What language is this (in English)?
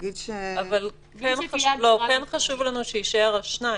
Hebrew